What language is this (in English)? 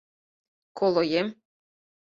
Mari